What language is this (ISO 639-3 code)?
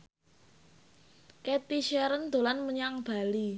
jav